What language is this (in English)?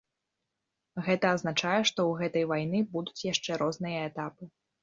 Belarusian